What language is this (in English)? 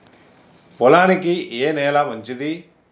Telugu